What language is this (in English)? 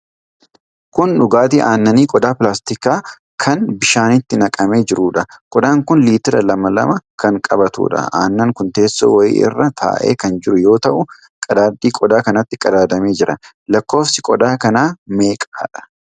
Oromo